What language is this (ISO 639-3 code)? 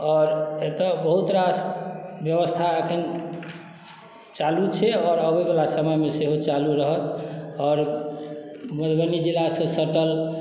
mai